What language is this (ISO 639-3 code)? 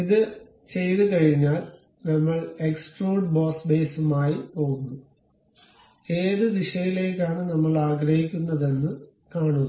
mal